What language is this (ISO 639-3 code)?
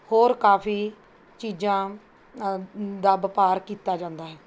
pan